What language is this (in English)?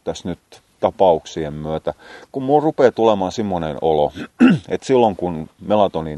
Finnish